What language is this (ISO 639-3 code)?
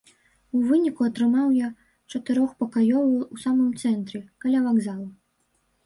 bel